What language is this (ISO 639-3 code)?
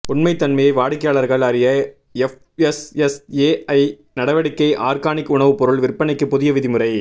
tam